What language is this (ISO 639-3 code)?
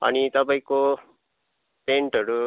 nep